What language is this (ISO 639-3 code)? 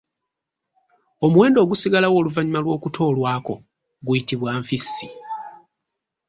lug